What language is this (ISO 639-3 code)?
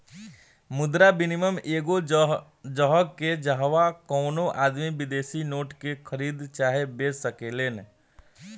bho